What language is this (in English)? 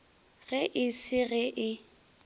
Northern Sotho